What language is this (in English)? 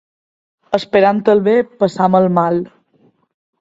Catalan